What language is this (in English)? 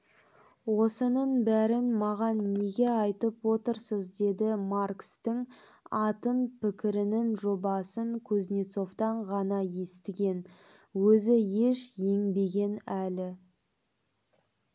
Kazakh